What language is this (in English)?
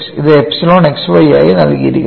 Malayalam